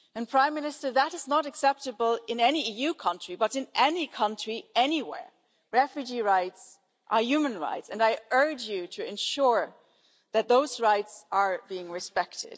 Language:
English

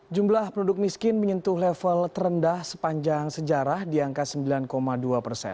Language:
Indonesian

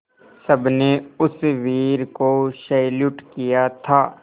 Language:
Hindi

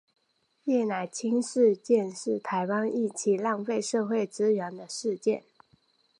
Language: Chinese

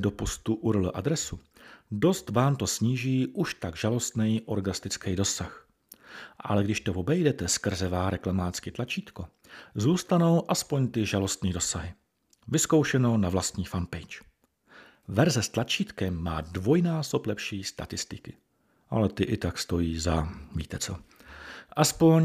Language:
Czech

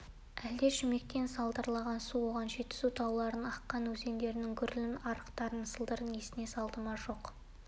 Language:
Kazakh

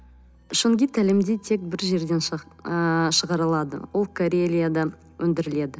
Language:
Kazakh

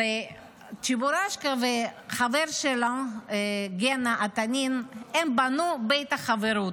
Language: Hebrew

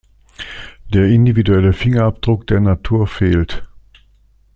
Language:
German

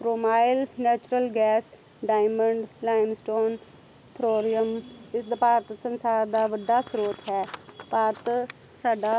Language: Punjabi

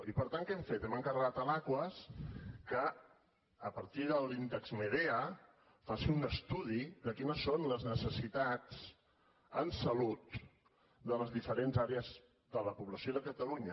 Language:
Catalan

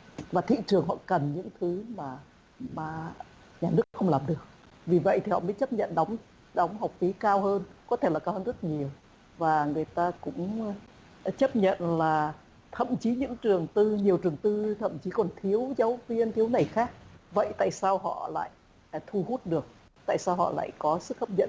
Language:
Vietnamese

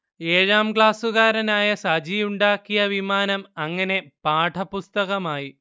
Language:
Malayalam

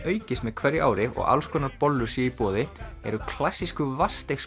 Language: Icelandic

